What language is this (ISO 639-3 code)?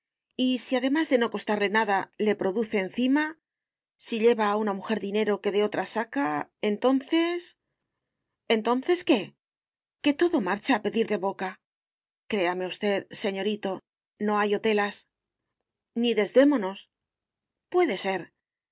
spa